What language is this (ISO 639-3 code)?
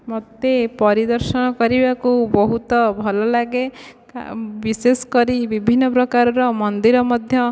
ori